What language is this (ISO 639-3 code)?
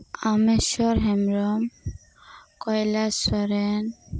sat